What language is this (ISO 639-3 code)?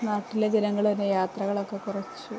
mal